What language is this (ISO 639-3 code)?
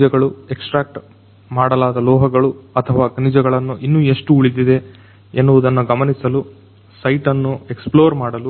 kan